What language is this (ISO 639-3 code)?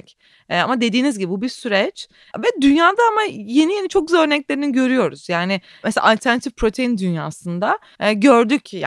tur